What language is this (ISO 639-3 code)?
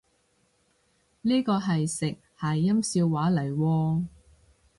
yue